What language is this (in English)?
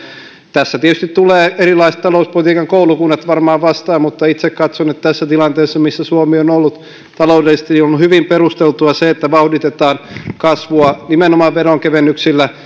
Finnish